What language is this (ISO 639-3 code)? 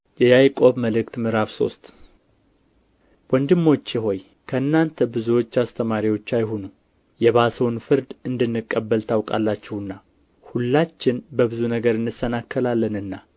amh